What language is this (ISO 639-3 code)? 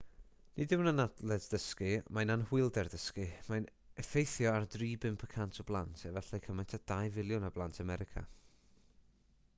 cym